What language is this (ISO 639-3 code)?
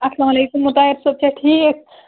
kas